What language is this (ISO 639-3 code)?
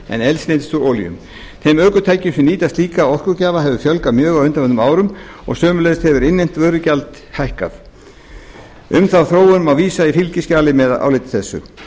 isl